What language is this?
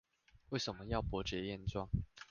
Chinese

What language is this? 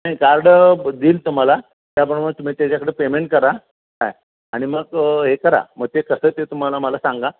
Marathi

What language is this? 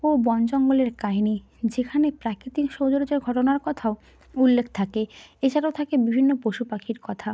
Bangla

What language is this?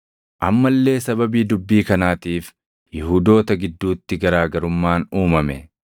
Oromo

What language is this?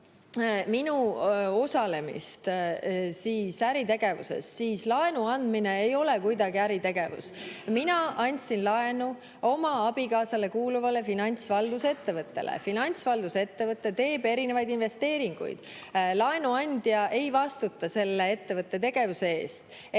Estonian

